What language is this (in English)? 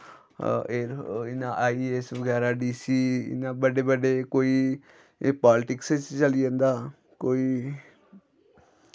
Dogri